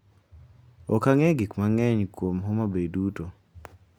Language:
Luo (Kenya and Tanzania)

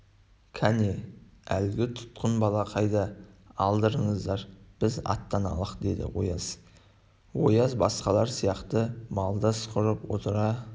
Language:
Kazakh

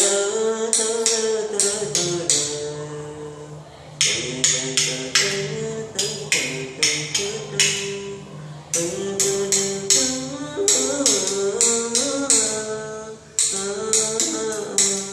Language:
Vietnamese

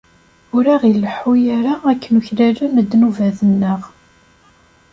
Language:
Kabyle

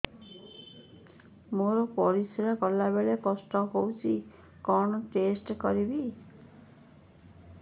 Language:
Odia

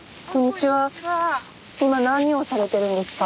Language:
Japanese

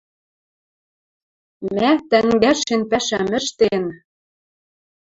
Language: Western Mari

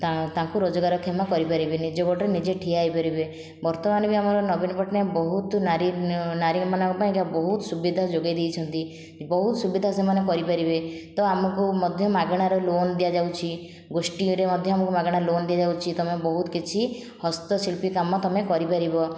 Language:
Odia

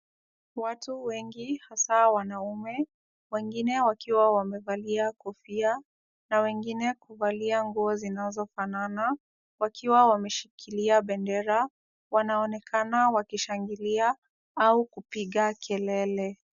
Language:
Swahili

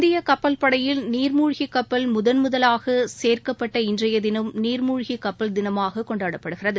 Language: Tamil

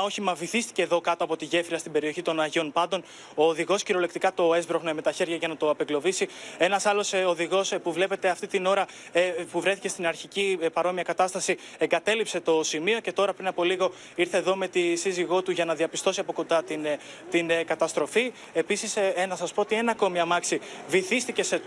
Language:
Greek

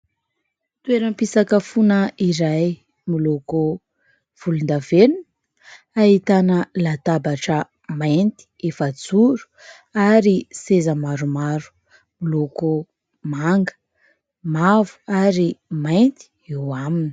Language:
Malagasy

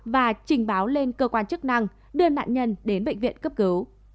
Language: Vietnamese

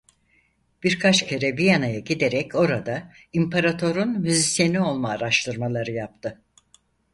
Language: Turkish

